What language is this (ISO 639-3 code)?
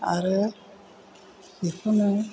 brx